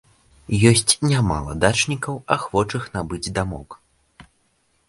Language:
Belarusian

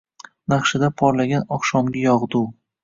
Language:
Uzbek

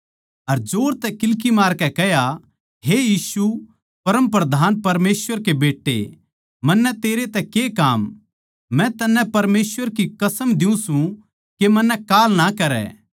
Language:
Haryanvi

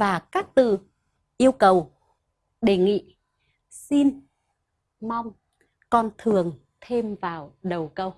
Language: Vietnamese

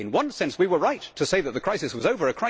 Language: English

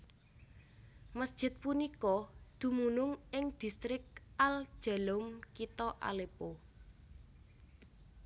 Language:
Javanese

